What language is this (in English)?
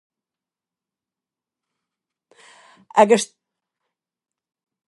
Irish